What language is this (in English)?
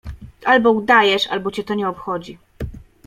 Polish